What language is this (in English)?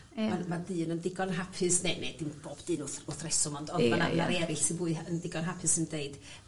Welsh